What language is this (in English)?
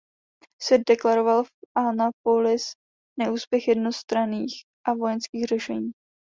Czech